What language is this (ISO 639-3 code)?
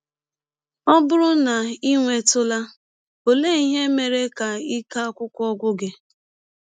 ibo